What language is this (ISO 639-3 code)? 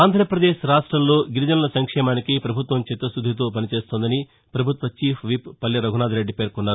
tel